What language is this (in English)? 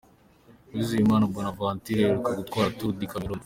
Kinyarwanda